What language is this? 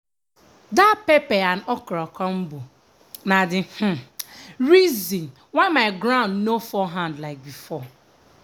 Nigerian Pidgin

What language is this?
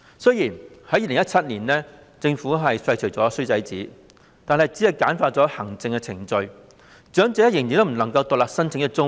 Cantonese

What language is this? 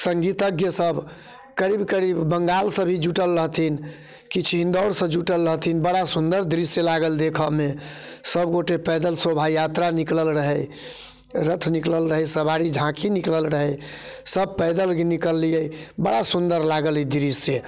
Maithili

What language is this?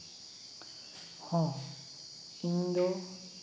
Santali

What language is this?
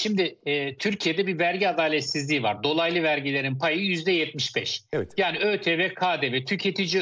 Turkish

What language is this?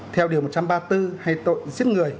Vietnamese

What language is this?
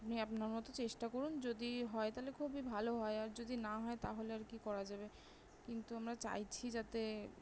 Bangla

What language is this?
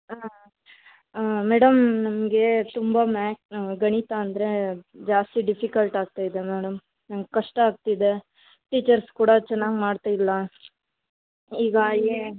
Kannada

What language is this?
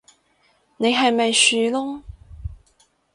Cantonese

